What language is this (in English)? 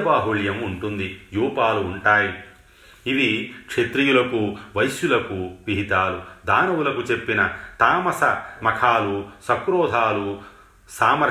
Telugu